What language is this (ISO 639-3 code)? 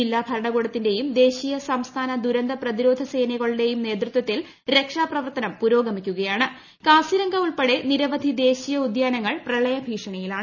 mal